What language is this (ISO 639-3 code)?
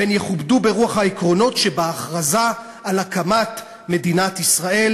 heb